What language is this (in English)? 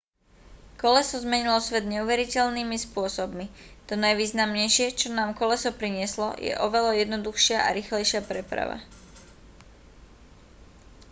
Slovak